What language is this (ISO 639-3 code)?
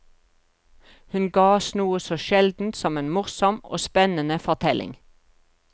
nor